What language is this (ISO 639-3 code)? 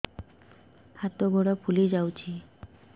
ori